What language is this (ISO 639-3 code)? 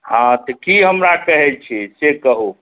mai